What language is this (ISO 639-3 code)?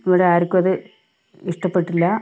mal